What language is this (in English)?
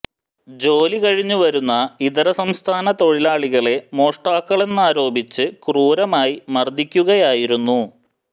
Malayalam